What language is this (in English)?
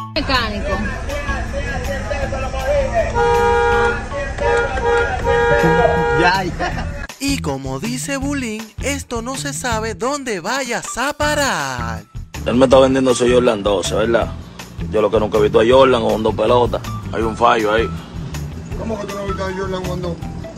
Spanish